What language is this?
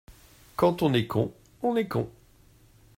French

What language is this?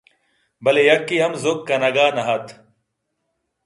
Eastern Balochi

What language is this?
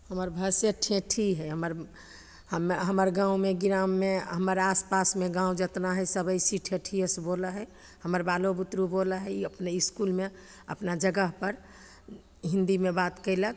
Maithili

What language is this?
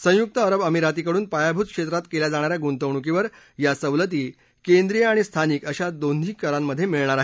Marathi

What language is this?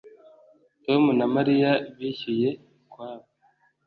Kinyarwanda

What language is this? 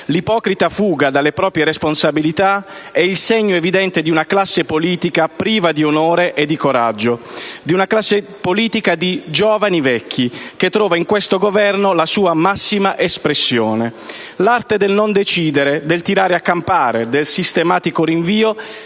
Italian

